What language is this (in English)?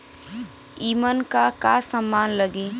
Bhojpuri